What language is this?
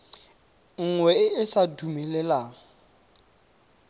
Tswana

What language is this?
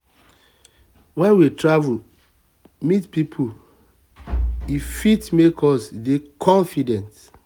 Nigerian Pidgin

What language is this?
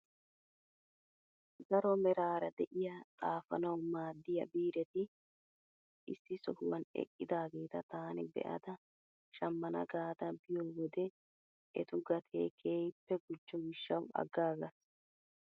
Wolaytta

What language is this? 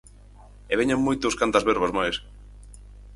Galician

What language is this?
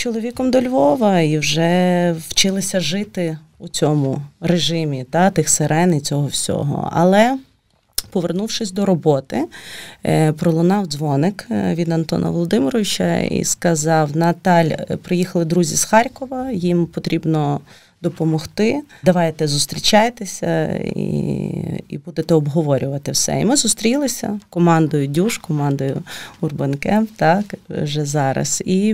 Ukrainian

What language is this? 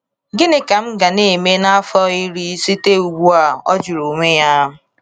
Igbo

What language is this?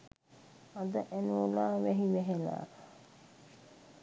Sinhala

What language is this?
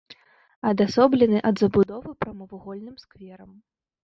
Belarusian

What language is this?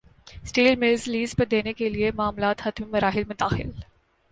Urdu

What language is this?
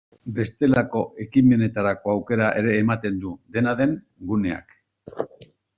Basque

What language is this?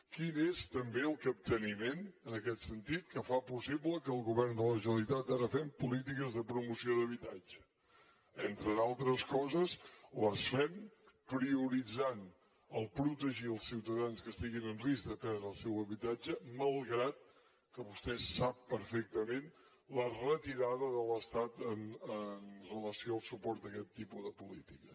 Catalan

